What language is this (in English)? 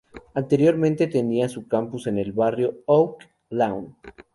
Spanish